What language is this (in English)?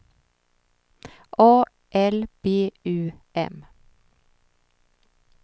Swedish